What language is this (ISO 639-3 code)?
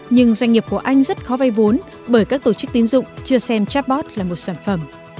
vie